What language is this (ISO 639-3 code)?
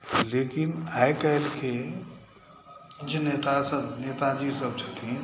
mai